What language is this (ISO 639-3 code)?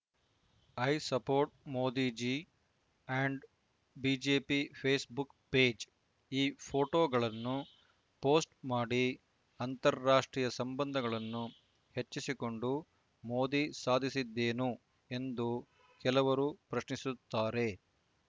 kan